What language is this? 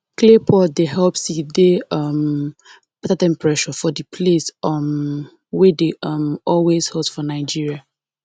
Nigerian Pidgin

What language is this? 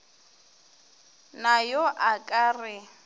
Northern Sotho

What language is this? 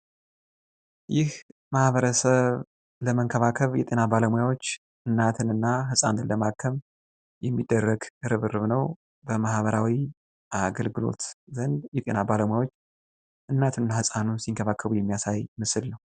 Amharic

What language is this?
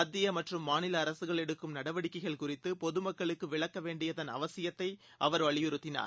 Tamil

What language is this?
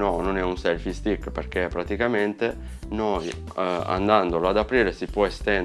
Italian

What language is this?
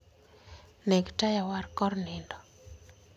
Luo (Kenya and Tanzania)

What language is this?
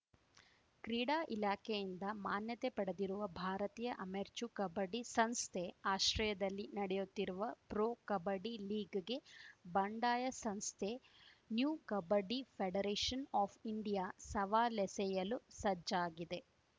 Kannada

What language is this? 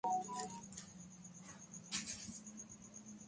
Urdu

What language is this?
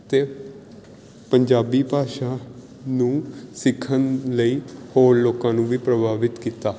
Punjabi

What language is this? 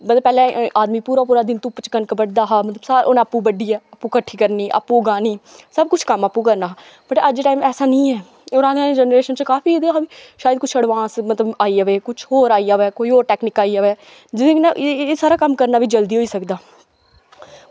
Dogri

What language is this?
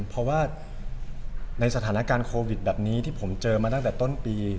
Thai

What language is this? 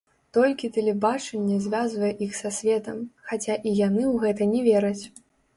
Belarusian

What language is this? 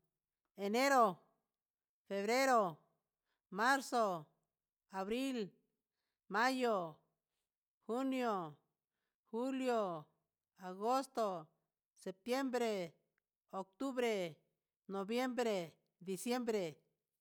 Huitepec Mixtec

